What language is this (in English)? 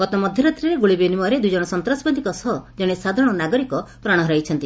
Odia